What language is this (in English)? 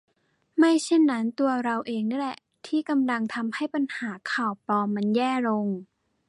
Thai